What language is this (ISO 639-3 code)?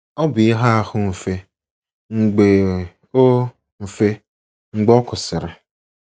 ibo